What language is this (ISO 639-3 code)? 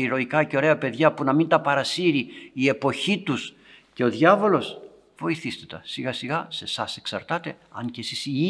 ell